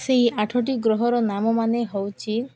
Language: Odia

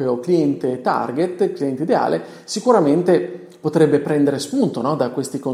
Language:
Italian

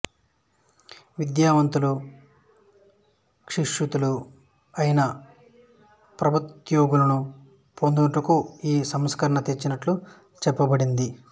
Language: Telugu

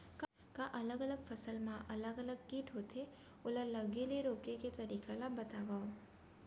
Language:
Chhattisgarhi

